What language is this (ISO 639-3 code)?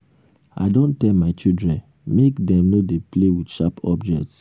pcm